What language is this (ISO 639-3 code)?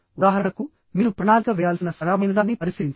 tel